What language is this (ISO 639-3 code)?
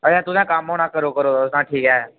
doi